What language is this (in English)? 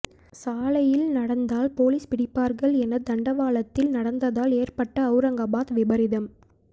Tamil